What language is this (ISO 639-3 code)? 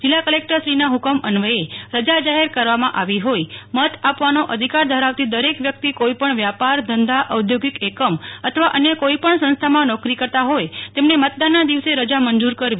guj